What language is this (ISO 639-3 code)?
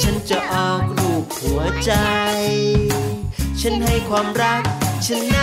tha